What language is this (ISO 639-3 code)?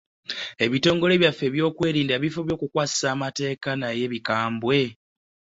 lug